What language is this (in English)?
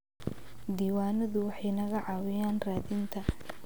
Somali